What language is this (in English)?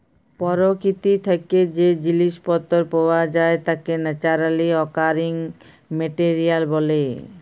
Bangla